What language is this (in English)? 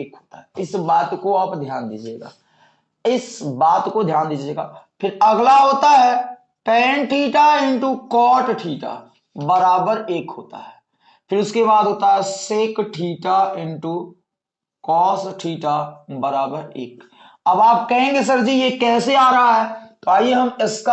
Hindi